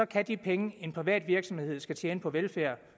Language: Danish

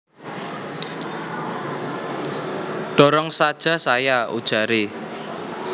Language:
Javanese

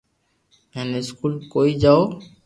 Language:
Loarki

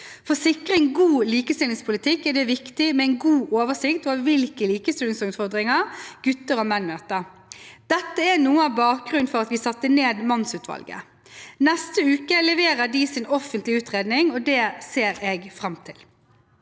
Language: Norwegian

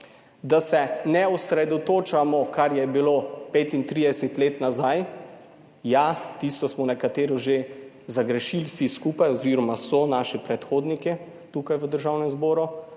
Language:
Slovenian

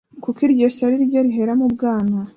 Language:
Kinyarwanda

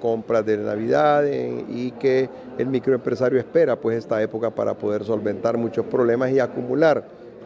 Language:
Spanish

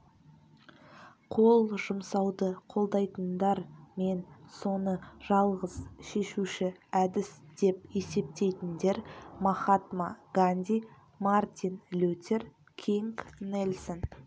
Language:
Kazakh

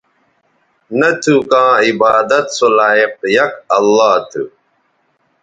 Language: Bateri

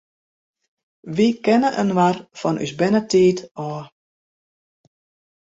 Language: Western Frisian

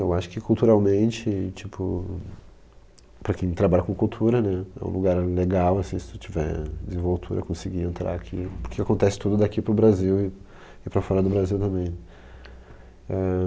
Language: Portuguese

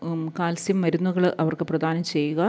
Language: Malayalam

